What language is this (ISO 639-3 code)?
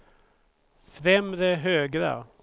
swe